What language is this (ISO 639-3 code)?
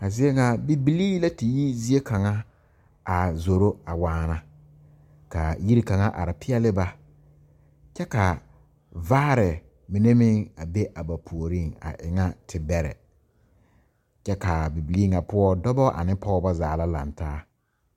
dga